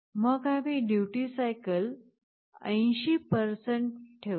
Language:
Marathi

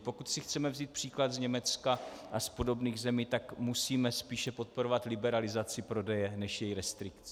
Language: Czech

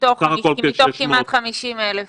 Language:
Hebrew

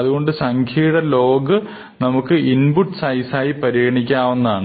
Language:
Malayalam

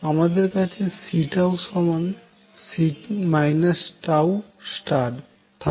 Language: Bangla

